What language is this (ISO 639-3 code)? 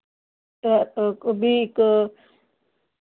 doi